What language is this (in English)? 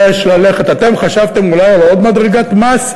Hebrew